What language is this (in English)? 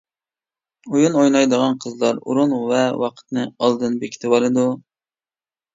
Uyghur